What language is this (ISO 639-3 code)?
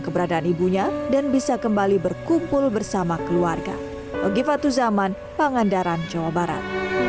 ind